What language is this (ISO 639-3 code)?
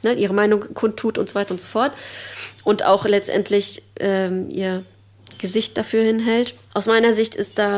deu